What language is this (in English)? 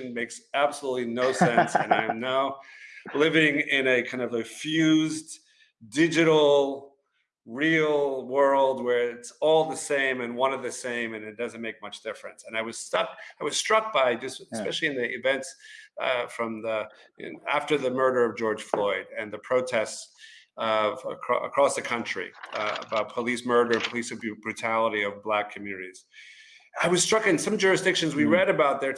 English